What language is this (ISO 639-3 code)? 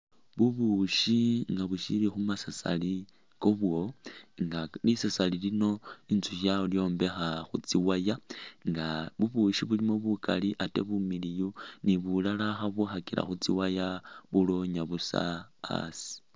myx